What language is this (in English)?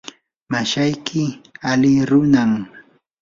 Yanahuanca Pasco Quechua